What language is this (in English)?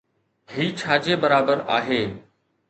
Sindhi